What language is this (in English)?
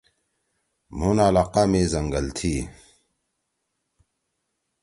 Torwali